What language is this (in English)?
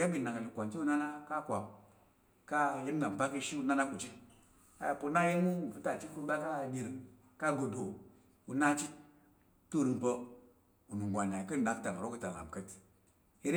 Tarok